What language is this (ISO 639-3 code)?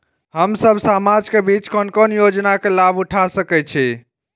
mai